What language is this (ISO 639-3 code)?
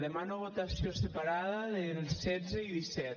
cat